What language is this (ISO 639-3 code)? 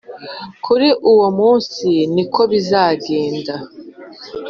kin